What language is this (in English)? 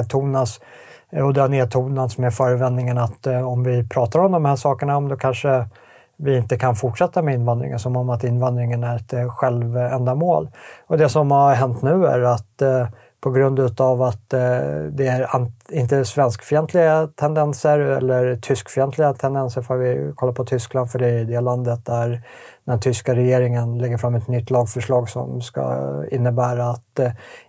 Swedish